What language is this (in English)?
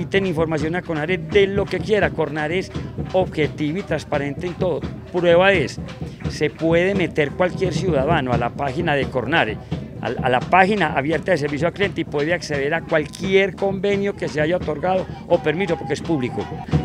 Spanish